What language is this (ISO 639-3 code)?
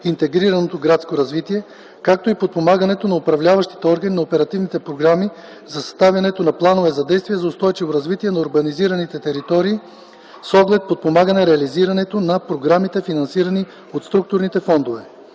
bul